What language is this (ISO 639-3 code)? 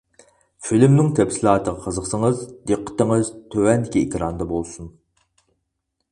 uig